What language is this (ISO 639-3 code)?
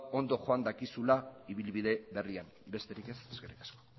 eus